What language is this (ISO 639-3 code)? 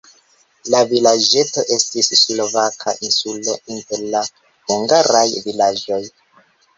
epo